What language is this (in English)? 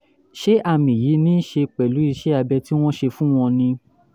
Yoruba